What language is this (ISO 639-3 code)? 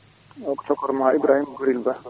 ful